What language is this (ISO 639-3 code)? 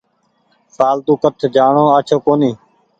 gig